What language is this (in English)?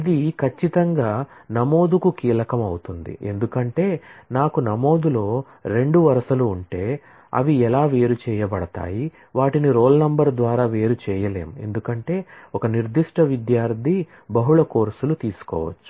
Telugu